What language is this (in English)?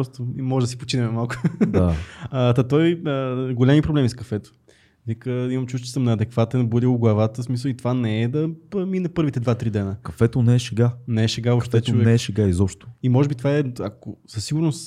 Bulgarian